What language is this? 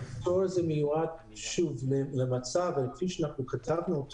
Hebrew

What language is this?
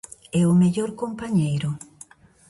Galician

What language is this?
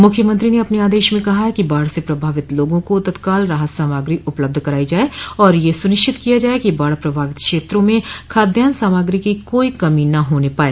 Hindi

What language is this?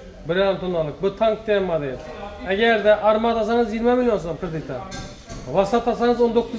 Turkish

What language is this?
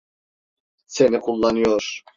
Turkish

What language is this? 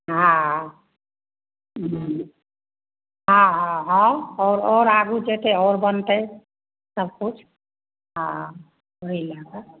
Maithili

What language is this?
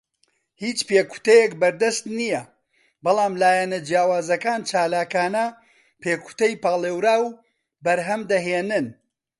Central Kurdish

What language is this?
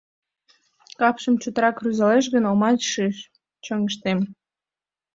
Mari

